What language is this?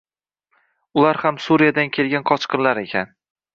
Uzbek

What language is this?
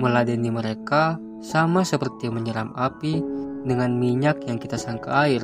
Indonesian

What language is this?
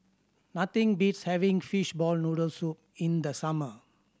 English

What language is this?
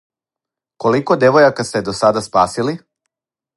Serbian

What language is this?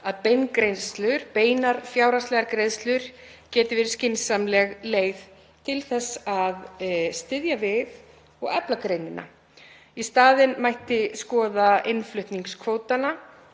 Icelandic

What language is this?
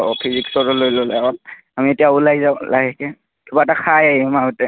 Assamese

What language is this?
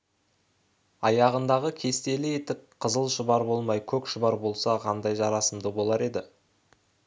Kazakh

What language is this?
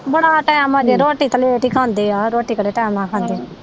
Punjabi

